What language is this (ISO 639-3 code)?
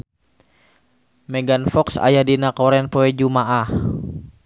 sun